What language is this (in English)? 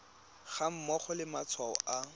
Tswana